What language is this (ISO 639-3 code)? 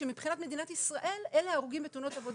heb